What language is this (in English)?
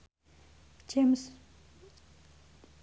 Javanese